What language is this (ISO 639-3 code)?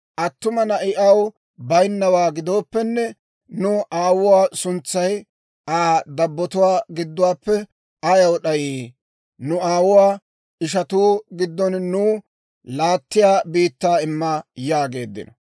dwr